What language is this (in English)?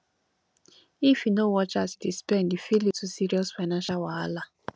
Nigerian Pidgin